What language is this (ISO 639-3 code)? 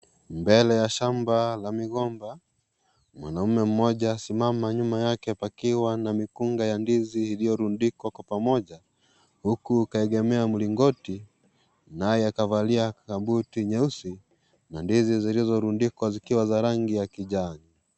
swa